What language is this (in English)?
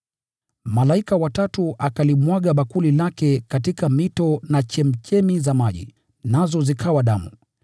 Swahili